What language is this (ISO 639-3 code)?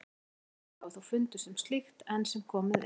isl